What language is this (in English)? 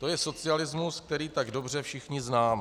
Czech